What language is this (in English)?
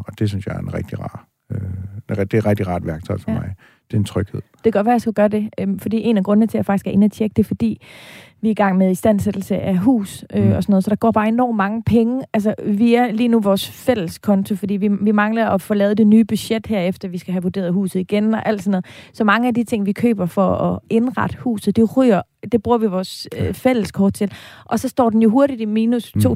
Danish